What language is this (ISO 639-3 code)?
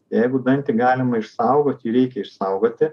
lit